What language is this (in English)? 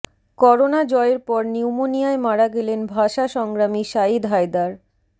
Bangla